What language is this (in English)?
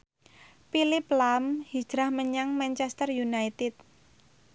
Javanese